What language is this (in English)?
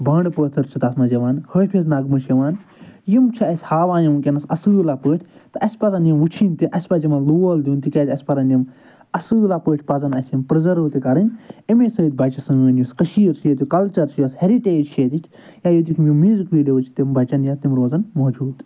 Kashmiri